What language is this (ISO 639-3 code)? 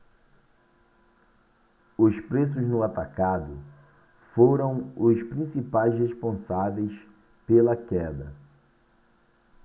por